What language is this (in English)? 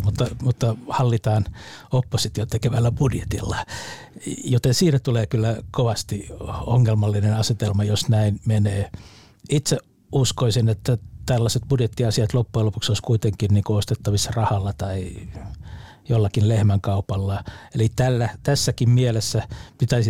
Finnish